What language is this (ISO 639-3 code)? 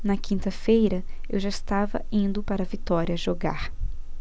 por